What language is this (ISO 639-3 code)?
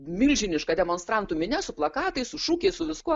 lit